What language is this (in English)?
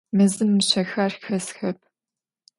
Adyghe